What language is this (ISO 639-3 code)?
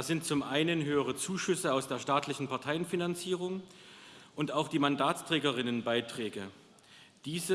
deu